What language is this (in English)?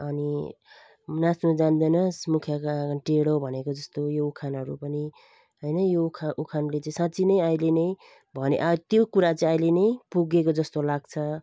Nepali